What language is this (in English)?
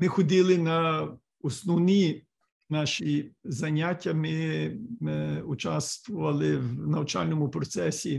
Ukrainian